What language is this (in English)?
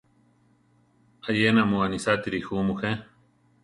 Central Tarahumara